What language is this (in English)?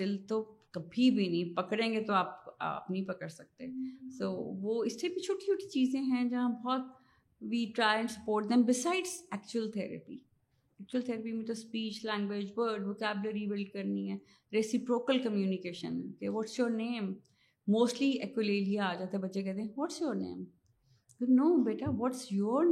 Urdu